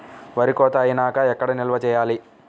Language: Telugu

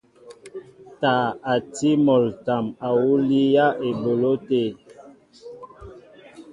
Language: Mbo (Cameroon)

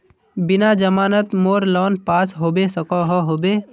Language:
Magahi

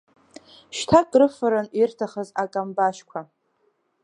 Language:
Abkhazian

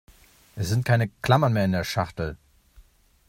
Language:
German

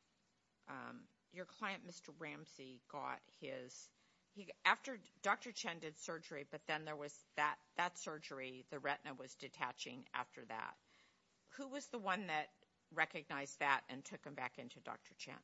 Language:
English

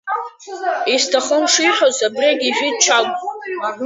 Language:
Abkhazian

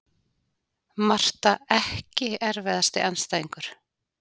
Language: Icelandic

